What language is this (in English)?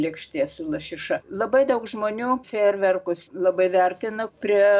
Lithuanian